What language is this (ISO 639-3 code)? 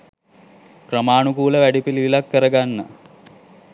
sin